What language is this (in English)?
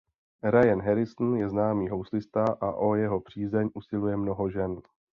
Czech